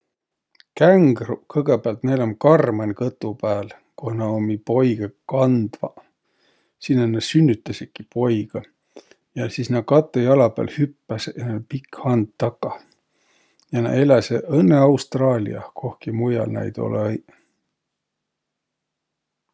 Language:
Võro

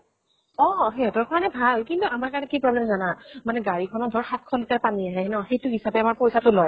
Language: Assamese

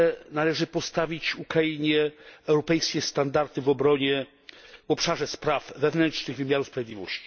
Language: Polish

